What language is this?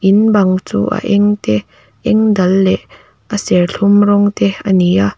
Mizo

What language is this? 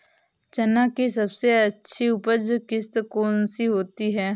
Hindi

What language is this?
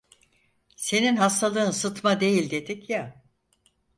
Turkish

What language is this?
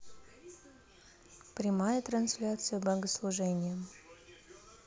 Russian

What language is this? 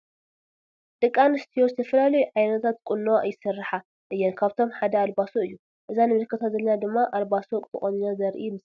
Tigrinya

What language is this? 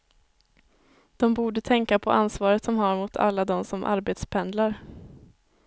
Swedish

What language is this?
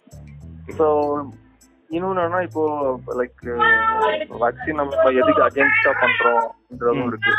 Tamil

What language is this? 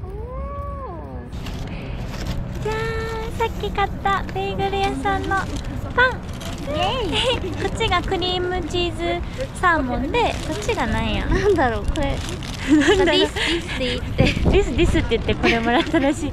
Japanese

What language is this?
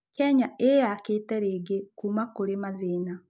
Kikuyu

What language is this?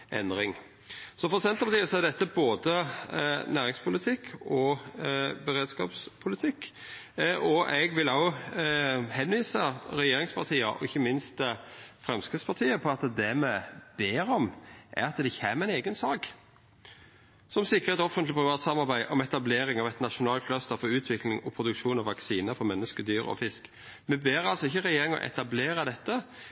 Norwegian Nynorsk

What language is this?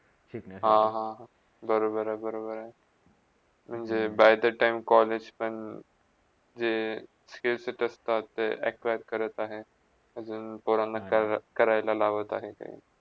Marathi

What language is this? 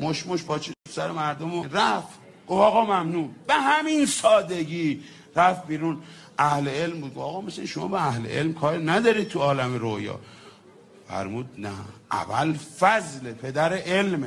Persian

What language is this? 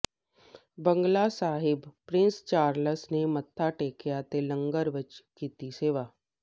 Punjabi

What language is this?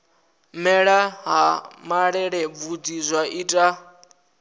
Venda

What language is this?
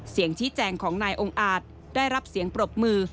Thai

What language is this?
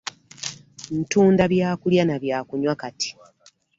Ganda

